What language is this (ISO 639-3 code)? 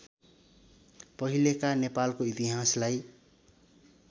nep